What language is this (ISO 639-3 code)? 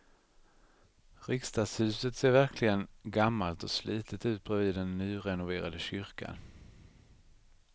swe